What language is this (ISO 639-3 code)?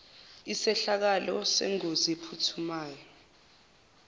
zul